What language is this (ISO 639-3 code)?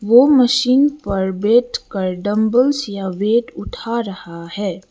hin